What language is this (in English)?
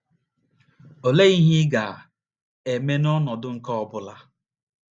Igbo